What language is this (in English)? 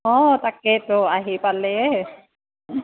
Assamese